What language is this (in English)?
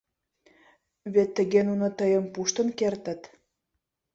Mari